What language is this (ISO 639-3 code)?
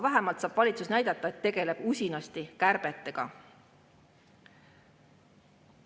est